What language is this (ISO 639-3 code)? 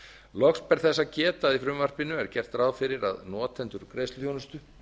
isl